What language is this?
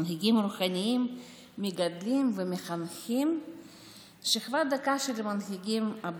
Hebrew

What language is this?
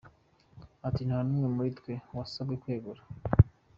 Kinyarwanda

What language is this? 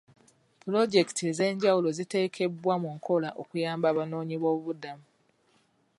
Ganda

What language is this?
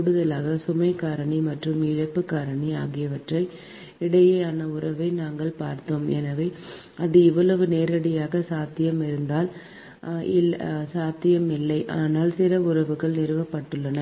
Tamil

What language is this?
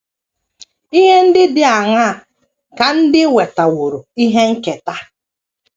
Igbo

